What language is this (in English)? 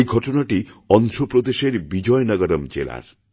Bangla